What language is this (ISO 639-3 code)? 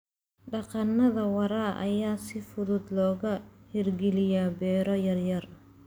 som